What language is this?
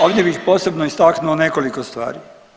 Croatian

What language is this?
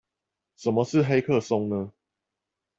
Chinese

